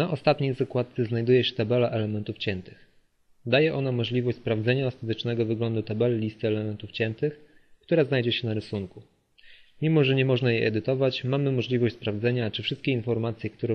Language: Polish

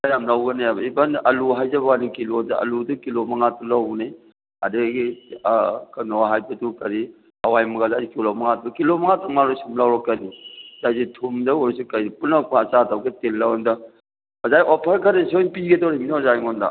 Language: Manipuri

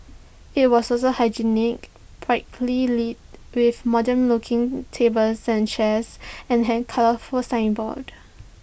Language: English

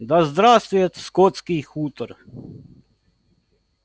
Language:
Russian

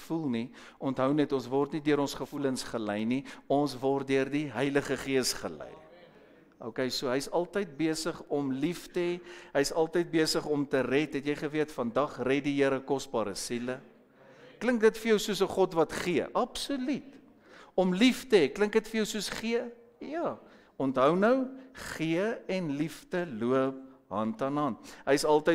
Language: Dutch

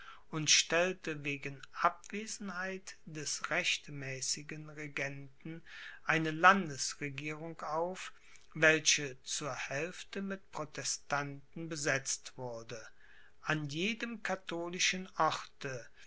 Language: German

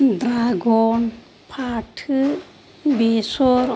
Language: Bodo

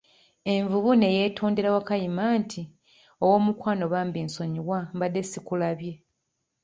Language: Ganda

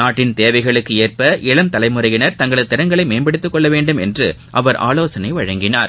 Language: Tamil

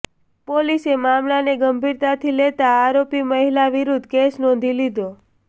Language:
Gujarati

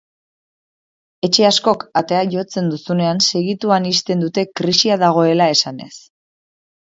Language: Basque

